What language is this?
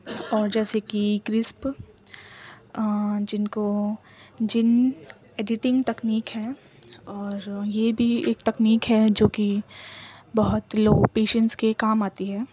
Urdu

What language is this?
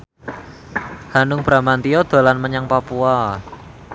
Javanese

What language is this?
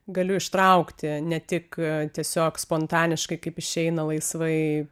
Lithuanian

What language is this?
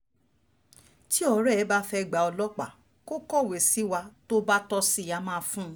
Yoruba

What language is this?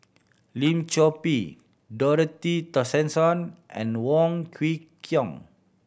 English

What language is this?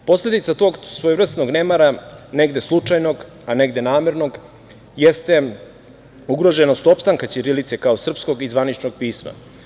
Serbian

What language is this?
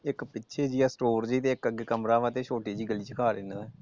Punjabi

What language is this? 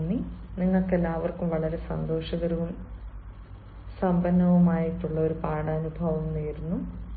Malayalam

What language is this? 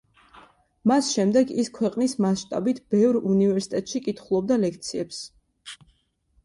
Georgian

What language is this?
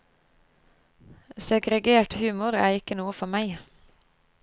Norwegian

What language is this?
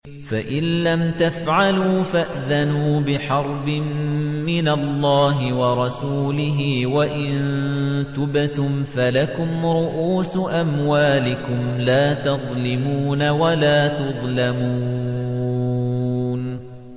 Arabic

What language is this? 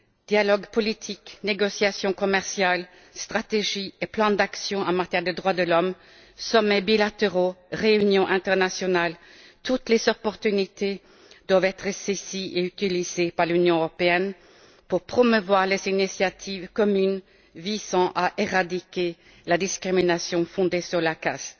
French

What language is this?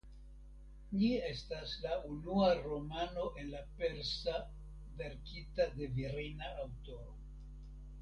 Esperanto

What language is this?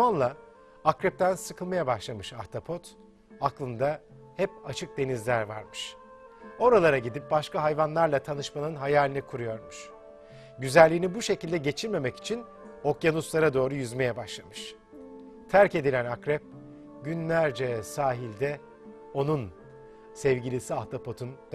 Turkish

